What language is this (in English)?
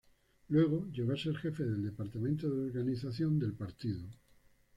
Spanish